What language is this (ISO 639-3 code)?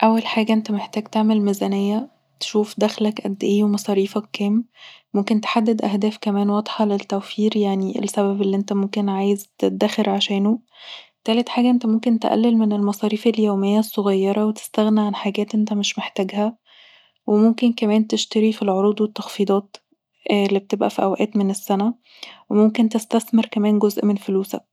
arz